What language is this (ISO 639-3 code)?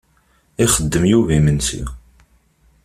kab